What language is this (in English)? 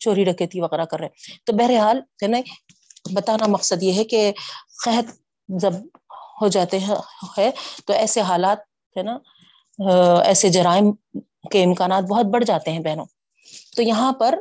Urdu